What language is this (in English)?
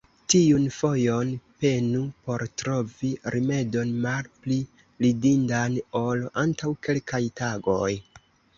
Esperanto